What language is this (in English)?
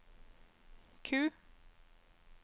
Norwegian